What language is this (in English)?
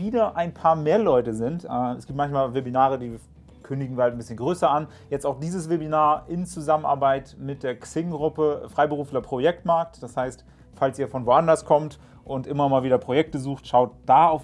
German